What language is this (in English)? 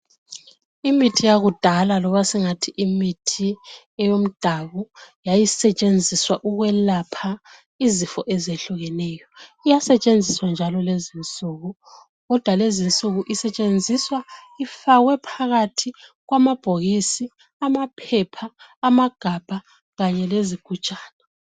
North Ndebele